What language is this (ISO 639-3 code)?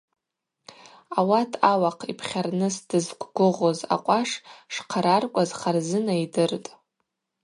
abq